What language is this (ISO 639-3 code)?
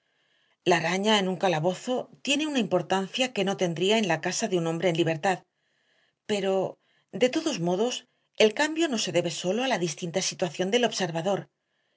spa